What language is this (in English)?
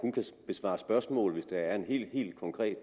Danish